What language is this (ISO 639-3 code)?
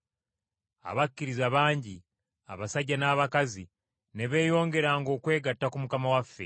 lug